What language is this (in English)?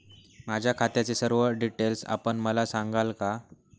Marathi